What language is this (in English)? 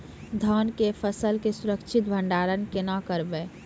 Maithili